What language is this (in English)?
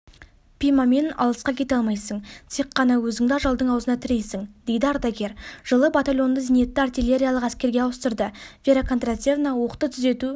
Kazakh